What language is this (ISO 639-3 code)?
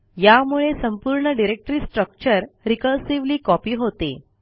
mar